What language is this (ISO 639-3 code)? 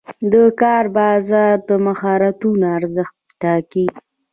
pus